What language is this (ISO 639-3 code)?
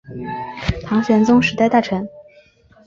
zho